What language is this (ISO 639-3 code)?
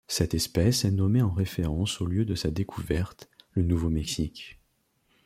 fra